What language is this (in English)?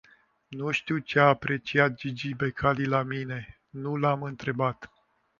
Romanian